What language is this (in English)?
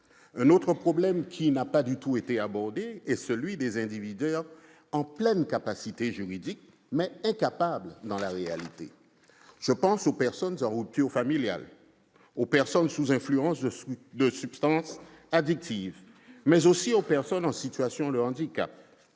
French